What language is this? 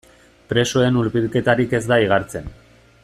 Basque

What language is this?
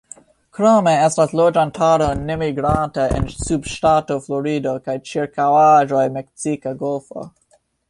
Esperanto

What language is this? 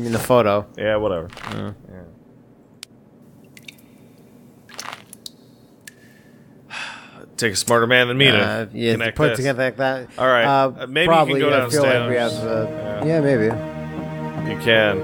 English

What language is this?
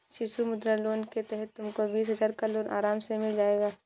Hindi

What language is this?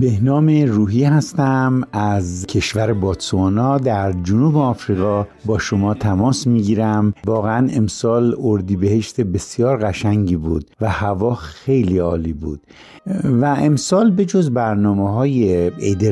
Persian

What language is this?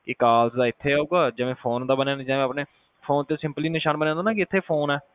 Punjabi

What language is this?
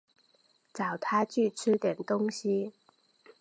Chinese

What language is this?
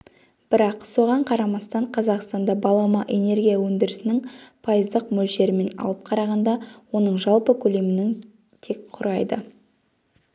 Kazakh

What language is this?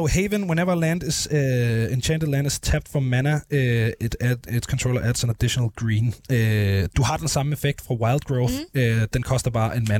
Danish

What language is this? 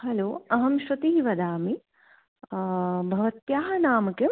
Sanskrit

